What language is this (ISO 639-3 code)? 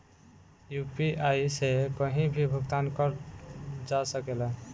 bho